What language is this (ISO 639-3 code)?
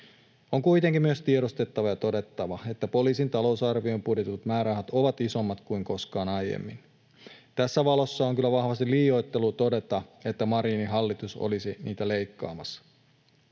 fin